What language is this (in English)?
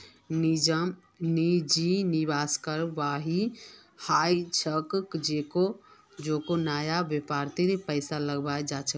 Magahi